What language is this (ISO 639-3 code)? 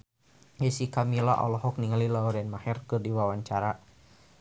sun